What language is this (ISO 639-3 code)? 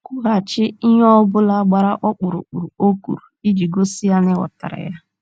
ibo